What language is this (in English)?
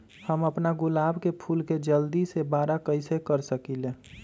Magahi